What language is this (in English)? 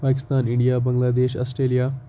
Kashmiri